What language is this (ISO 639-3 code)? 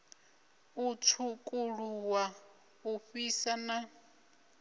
ven